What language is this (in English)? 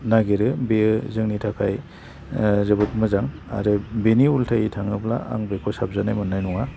Bodo